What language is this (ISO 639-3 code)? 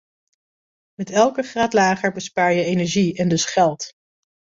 nld